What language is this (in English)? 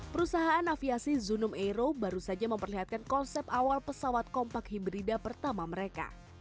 Indonesian